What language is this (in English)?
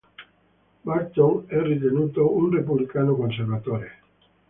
Italian